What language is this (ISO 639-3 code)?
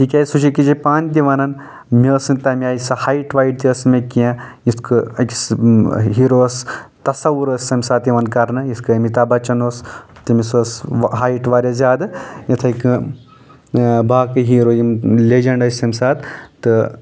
kas